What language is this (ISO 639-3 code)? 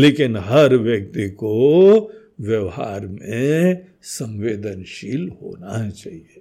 hin